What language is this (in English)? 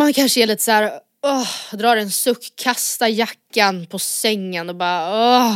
Swedish